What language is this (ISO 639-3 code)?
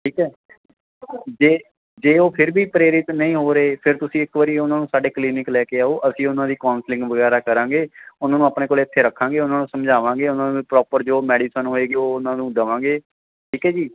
pan